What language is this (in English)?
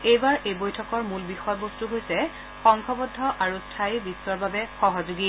Assamese